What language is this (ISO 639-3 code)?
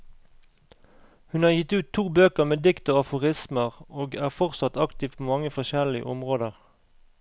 nor